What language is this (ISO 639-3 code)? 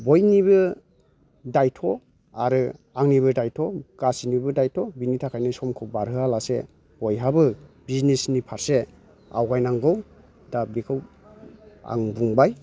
brx